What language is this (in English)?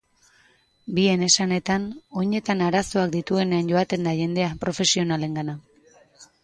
Basque